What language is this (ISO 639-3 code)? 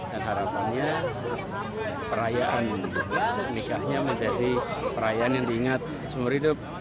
ind